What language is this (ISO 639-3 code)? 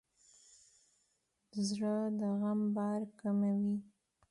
pus